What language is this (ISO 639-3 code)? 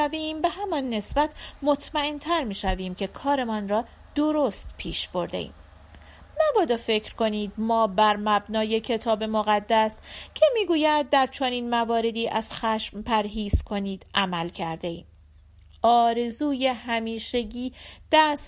fas